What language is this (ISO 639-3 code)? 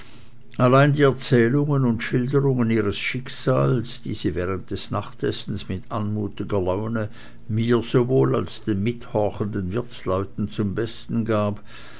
deu